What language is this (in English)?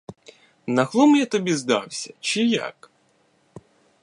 Ukrainian